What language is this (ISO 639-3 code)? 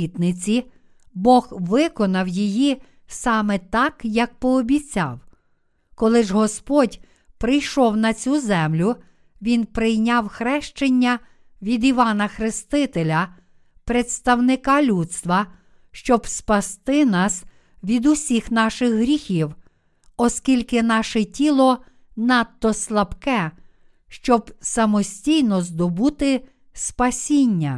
ukr